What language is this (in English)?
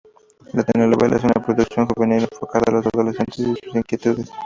Spanish